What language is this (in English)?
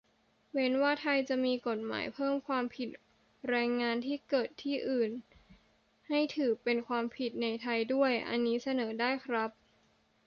Thai